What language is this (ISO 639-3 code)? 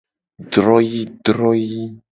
gej